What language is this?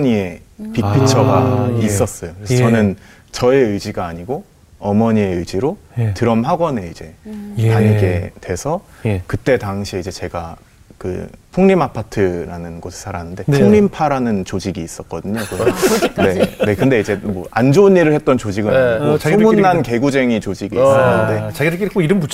Korean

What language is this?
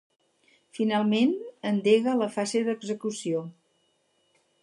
Catalan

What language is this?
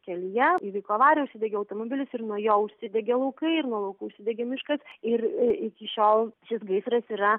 Lithuanian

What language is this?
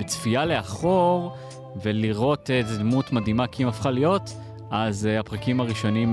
Hebrew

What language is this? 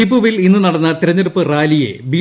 Malayalam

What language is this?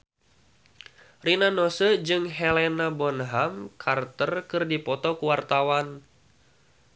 Sundanese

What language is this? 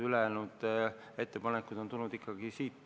Estonian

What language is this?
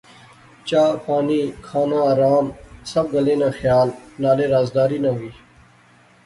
Pahari-Potwari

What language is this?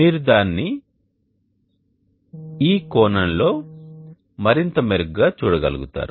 Telugu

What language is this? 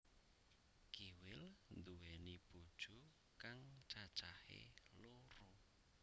Javanese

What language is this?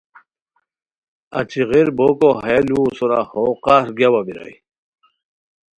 Khowar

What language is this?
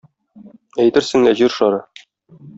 Tatar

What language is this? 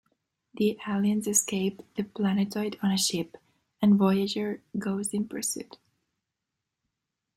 English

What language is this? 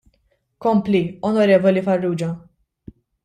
Maltese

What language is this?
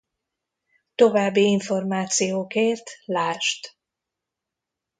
Hungarian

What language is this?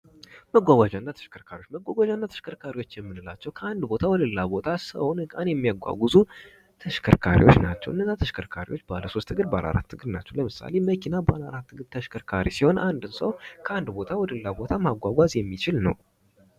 Amharic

